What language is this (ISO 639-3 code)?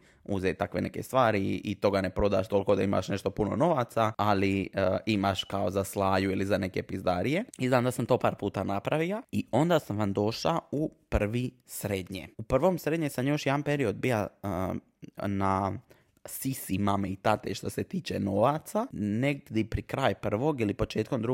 hrv